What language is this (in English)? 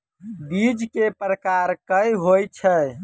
Maithili